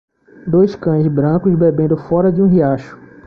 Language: Portuguese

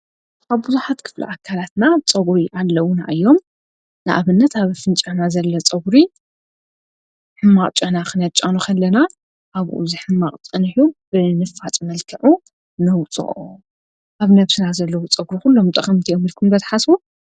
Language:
Tigrinya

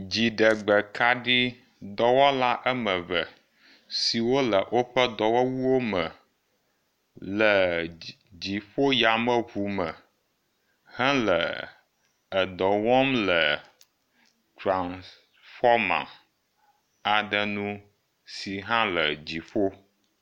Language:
Ewe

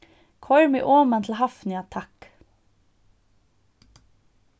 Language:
Faroese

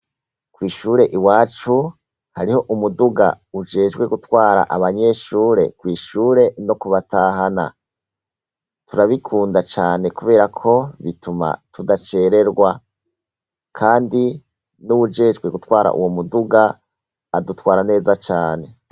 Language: Rundi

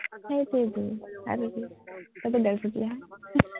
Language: Assamese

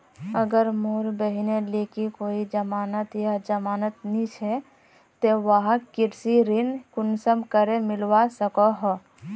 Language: Magahi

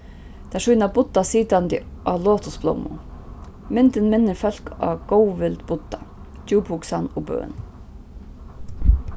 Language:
Faroese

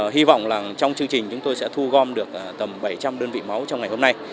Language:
Vietnamese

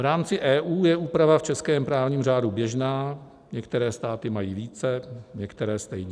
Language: Czech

